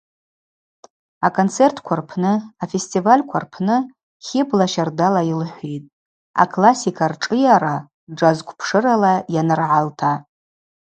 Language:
Abaza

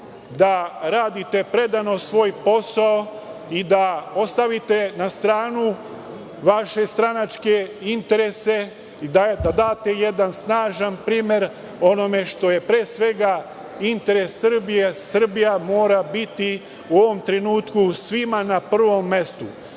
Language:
Serbian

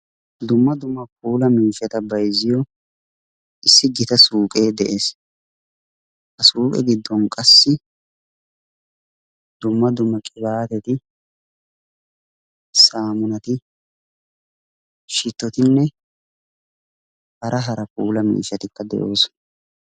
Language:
Wolaytta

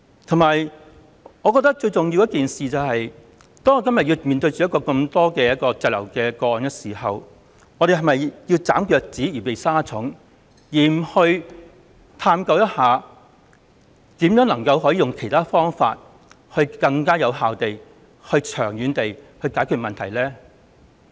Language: Cantonese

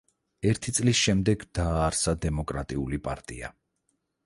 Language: Georgian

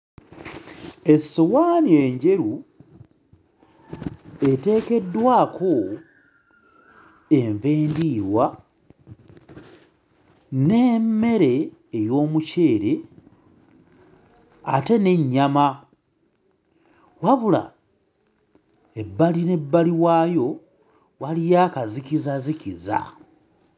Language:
Ganda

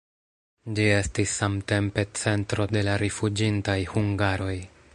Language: Esperanto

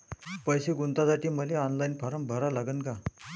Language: Marathi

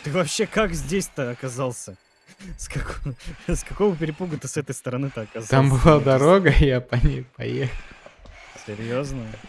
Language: Russian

